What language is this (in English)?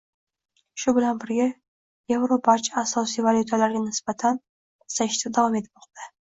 Uzbek